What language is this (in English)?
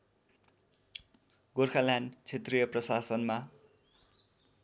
Nepali